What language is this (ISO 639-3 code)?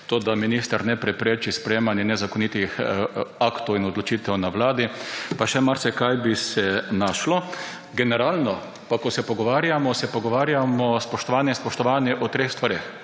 slv